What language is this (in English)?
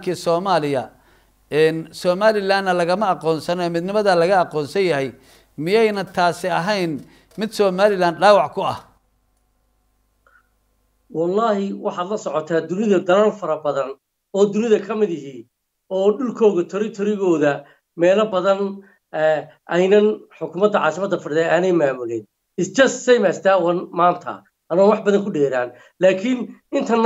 Arabic